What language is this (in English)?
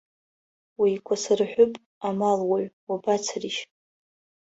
Abkhazian